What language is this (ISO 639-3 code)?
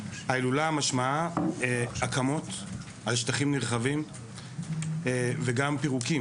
heb